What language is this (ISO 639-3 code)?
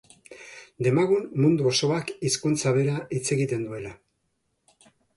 eus